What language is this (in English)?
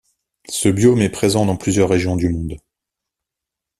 French